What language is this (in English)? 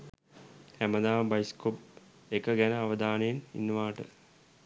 Sinhala